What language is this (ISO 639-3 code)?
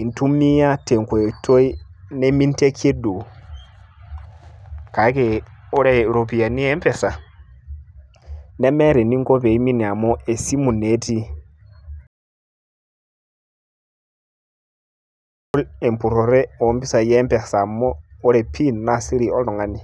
mas